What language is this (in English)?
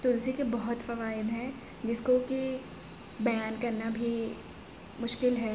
Urdu